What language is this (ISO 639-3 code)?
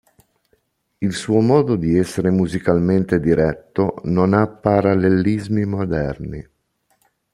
ita